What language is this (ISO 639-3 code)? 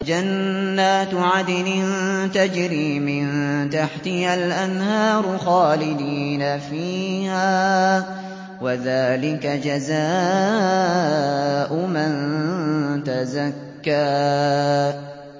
ara